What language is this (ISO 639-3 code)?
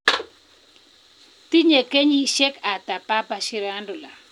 kln